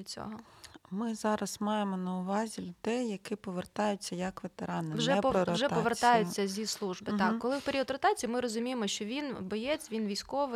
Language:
Ukrainian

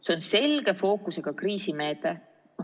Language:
Estonian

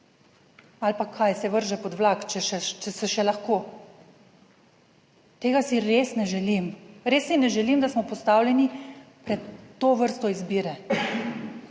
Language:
Slovenian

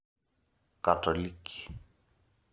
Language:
Masai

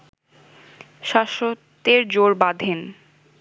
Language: Bangla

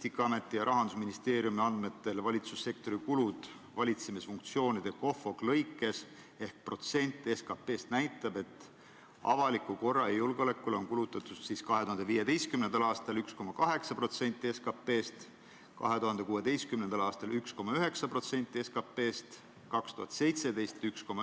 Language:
Estonian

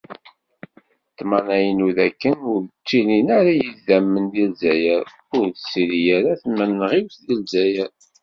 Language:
Kabyle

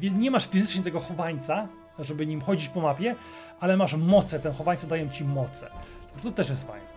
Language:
Polish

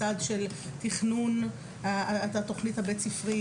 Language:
Hebrew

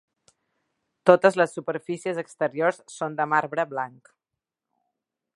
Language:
Catalan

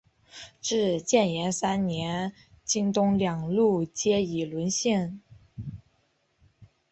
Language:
Chinese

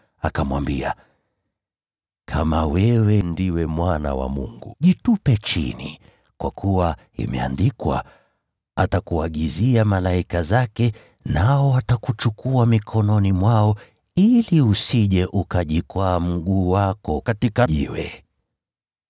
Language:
Swahili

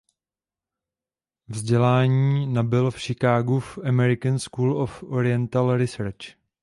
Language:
Czech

